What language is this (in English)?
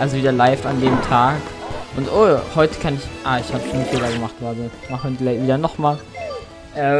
German